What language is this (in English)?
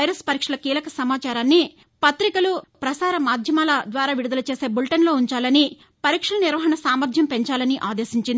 Telugu